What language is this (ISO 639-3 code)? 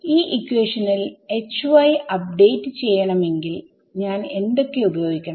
mal